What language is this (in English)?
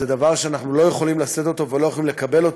Hebrew